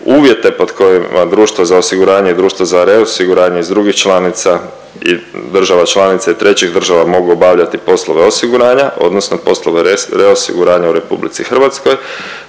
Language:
Croatian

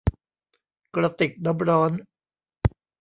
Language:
Thai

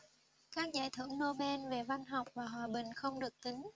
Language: Vietnamese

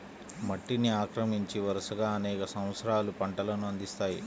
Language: Telugu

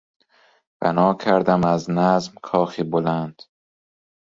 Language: Persian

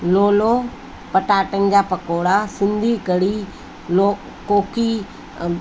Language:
Sindhi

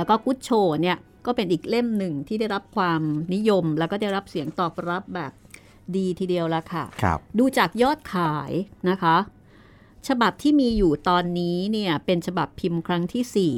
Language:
Thai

